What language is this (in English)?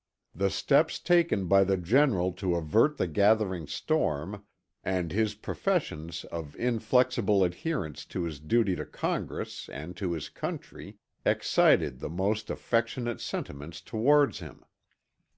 English